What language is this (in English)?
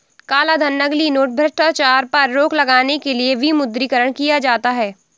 Hindi